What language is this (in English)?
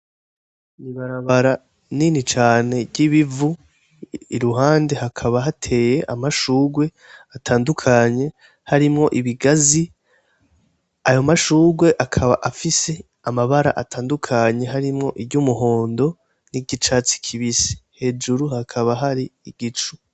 Rundi